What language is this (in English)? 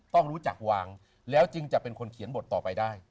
Thai